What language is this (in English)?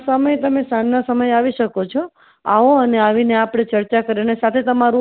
Gujarati